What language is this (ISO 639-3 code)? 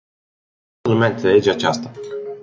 ron